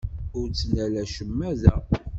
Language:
Kabyle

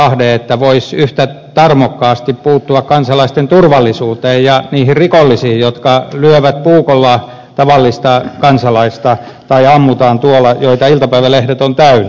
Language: Finnish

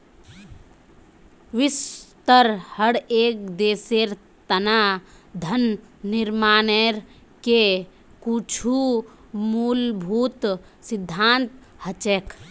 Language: Magahi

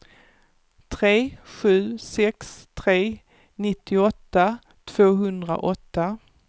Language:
Swedish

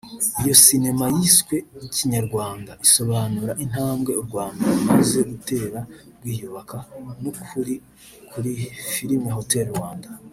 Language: Kinyarwanda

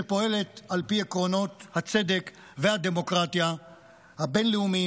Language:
Hebrew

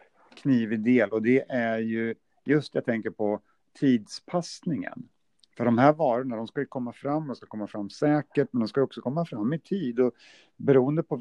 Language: Swedish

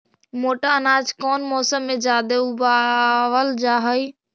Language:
Magahi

